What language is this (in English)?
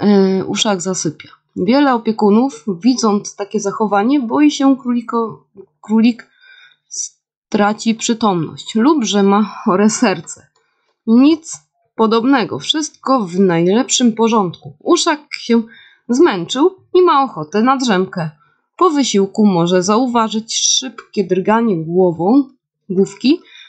Polish